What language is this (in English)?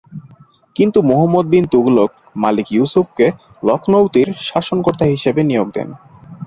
Bangla